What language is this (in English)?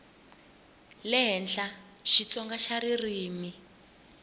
Tsonga